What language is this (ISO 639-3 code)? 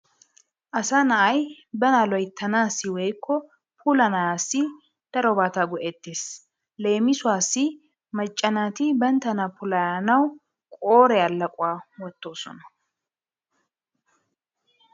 wal